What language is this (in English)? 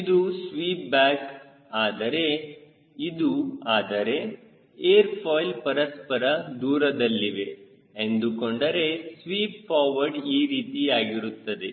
Kannada